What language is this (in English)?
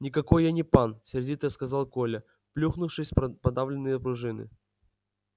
Russian